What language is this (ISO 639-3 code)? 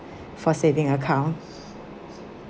eng